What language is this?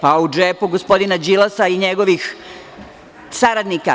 Serbian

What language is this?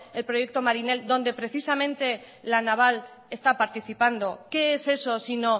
Spanish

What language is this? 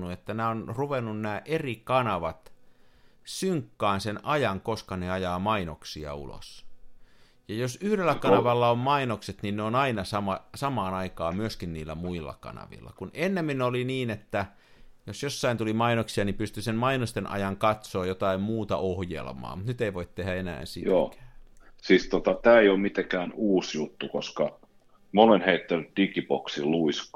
Finnish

